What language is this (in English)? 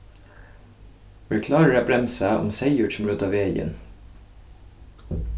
Faroese